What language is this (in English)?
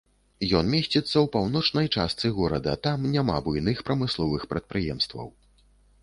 Belarusian